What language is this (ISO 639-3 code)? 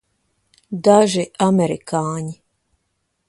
lav